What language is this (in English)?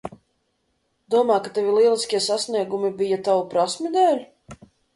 Latvian